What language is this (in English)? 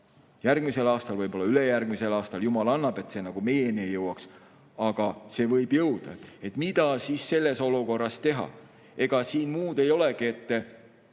Estonian